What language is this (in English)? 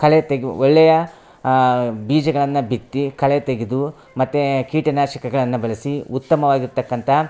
Kannada